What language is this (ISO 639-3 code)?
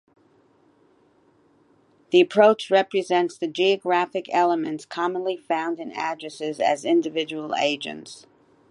eng